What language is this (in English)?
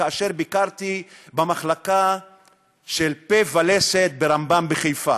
Hebrew